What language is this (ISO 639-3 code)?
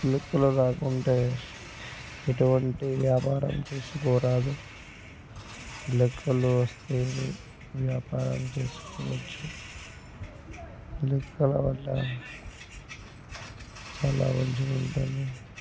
tel